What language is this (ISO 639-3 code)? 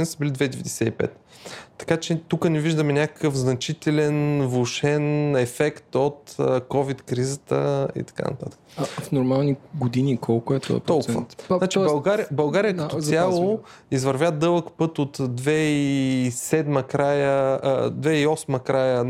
bul